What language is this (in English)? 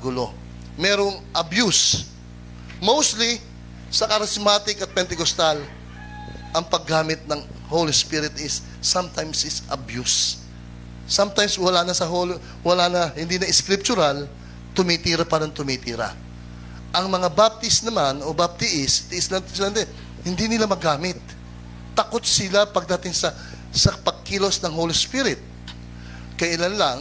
Filipino